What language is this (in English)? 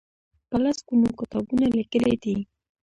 Pashto